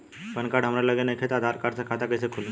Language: Bhojpuri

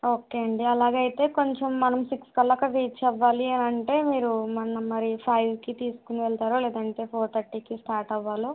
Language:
Telugu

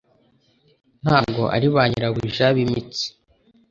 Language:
Kinyarwanda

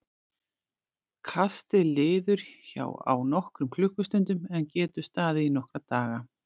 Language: Icelandic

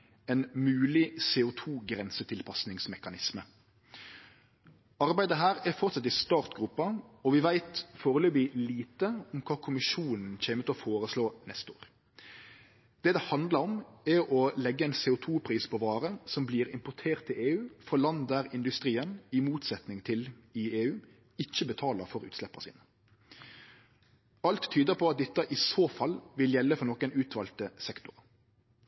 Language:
Norwegian Nynorsk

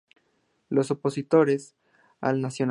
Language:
Spanish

